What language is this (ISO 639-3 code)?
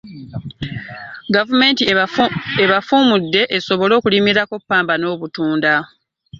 lug